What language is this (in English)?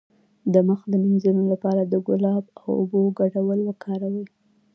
Pashto